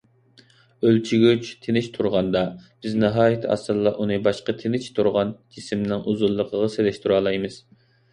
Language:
Uyghur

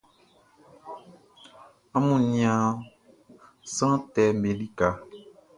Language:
Baoulé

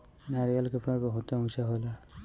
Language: Bhojpuri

